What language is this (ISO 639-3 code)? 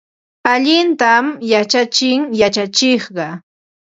qva